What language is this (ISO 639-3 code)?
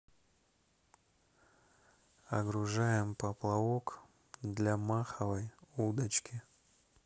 rus